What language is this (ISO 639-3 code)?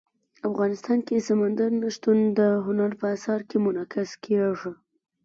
pus